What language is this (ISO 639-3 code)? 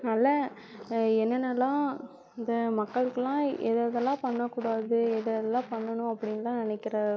tam